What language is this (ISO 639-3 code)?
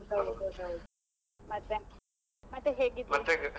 kan